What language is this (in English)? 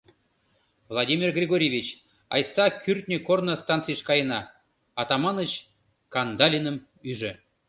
Mari